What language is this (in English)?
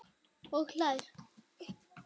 Icelandic